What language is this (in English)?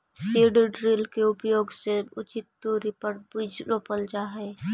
Magahi